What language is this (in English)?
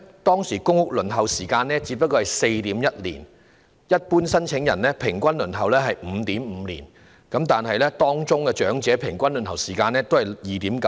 Cantonese